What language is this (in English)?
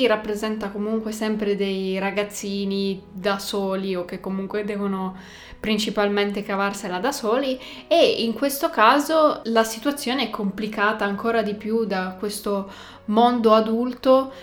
Italian